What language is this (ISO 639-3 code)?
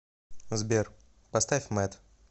rus